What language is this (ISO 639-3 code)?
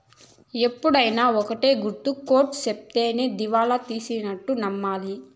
tel